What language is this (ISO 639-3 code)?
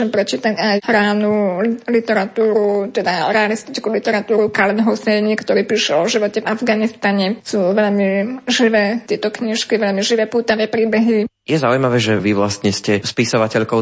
slk